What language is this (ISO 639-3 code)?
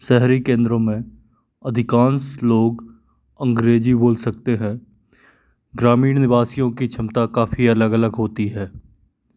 hin